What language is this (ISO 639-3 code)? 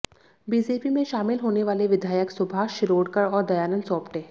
hin